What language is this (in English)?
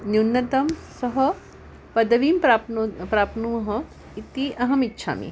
Sanskrit